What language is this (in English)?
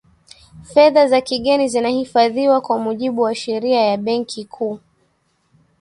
Swahili